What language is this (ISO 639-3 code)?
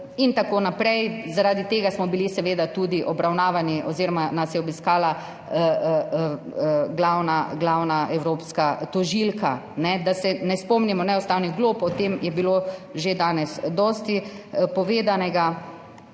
slv